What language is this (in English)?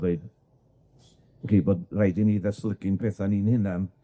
Welsh